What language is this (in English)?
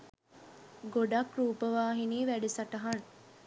Sinhala